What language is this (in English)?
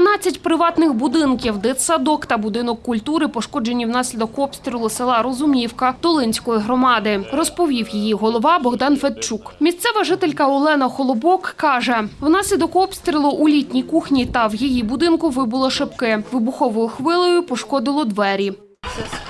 Ukrainian